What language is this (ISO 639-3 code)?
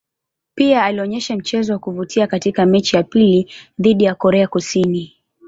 swa